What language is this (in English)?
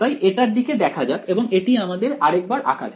Bangla